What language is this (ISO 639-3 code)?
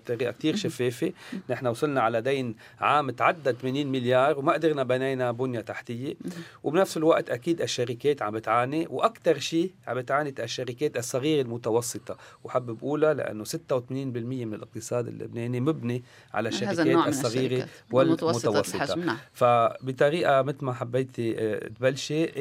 ara